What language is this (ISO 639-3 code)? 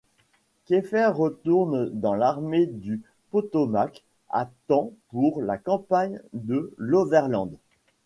fra